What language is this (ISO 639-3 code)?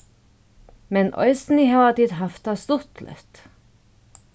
fao